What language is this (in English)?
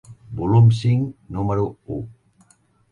Catalan